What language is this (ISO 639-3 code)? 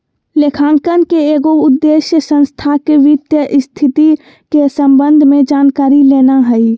mag